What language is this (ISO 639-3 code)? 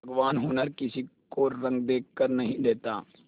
hin